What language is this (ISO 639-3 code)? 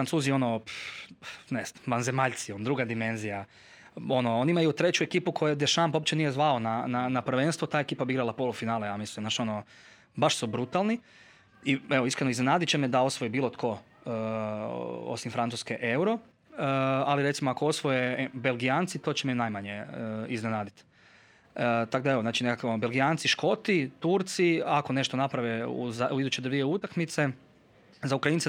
hrv